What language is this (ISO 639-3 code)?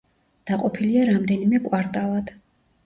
kat